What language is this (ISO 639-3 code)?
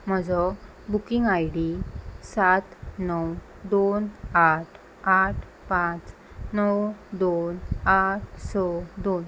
kok